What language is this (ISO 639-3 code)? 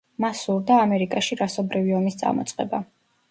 kat